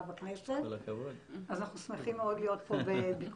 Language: Hebrew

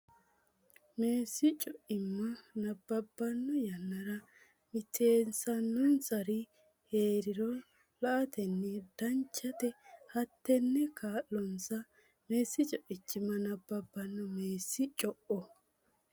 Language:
Sidamo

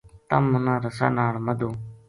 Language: Gujari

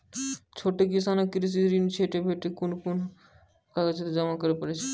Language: Maithili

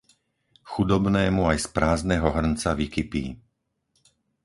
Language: Slovak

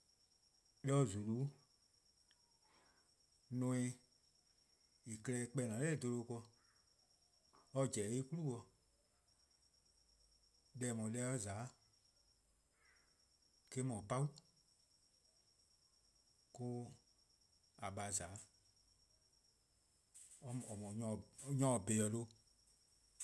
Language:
Eastern Krahn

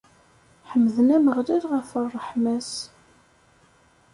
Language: Kabyle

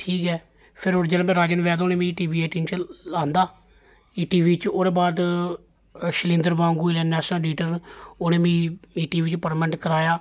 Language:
Dogri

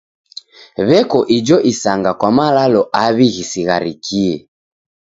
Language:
Taita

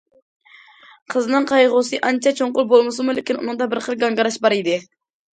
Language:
Uyghur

